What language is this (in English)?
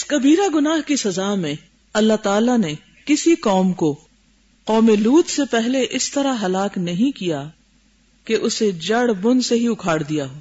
Urdu